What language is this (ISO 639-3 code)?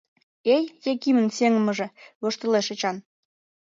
chm